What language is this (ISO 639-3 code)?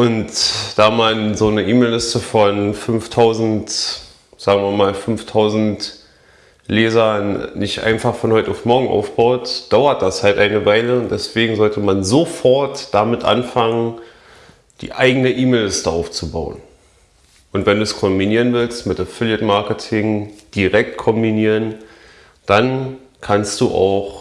deu